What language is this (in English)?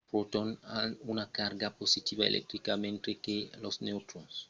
Occitan